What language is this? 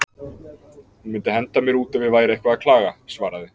Icelandic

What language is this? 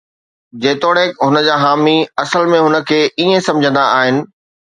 Sindhi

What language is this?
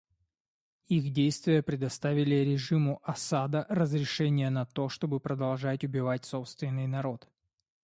Russian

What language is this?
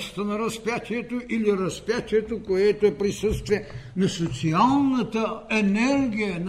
Bulgarian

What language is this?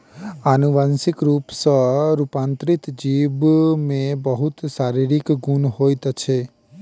Maithili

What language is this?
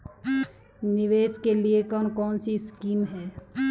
Hindi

